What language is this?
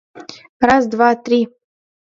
Mari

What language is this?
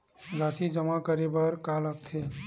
Chhattisgarhi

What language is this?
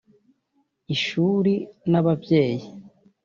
Kinyarwanda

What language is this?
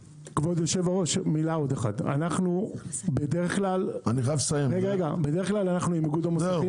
Hebrew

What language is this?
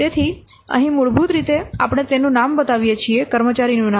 Gujarati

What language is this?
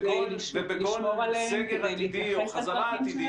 Hebrew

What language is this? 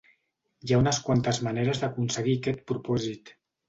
Catalan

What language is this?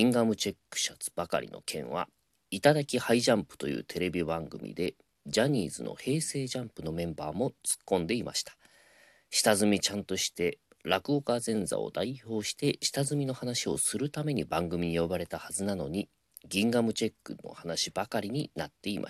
Japanese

